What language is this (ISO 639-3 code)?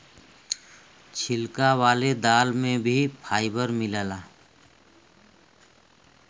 bho